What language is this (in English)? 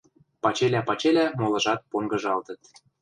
Western Mari